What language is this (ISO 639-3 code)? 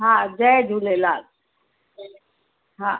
snd